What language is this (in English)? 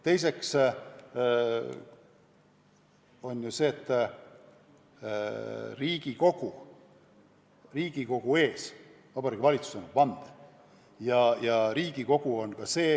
Estonian